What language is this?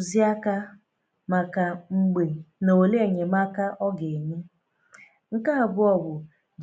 Igbo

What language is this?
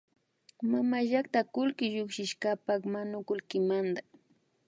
Imbabura Highland Quichua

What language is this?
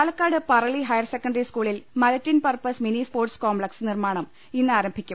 Malayalam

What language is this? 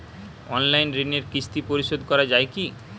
Bangla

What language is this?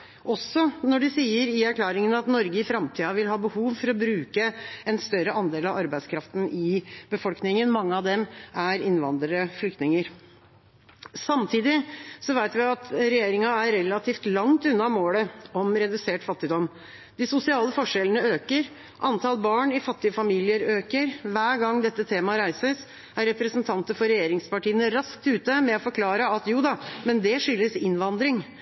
Norwegian Bokmål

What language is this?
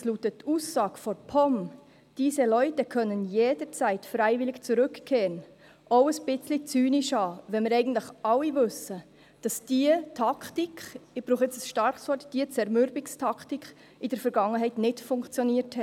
Swiss German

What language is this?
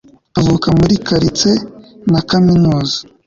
Kinyarwanda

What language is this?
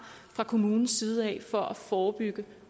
Danish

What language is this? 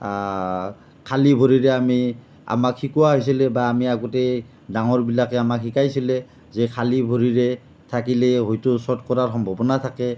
Assamese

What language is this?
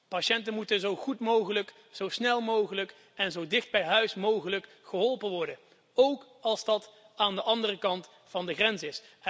Dutch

